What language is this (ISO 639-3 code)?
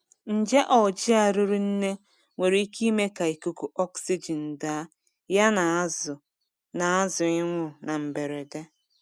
ibo